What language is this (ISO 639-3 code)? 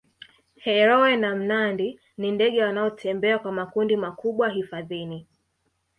swa